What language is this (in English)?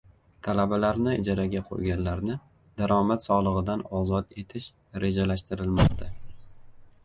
Uzbek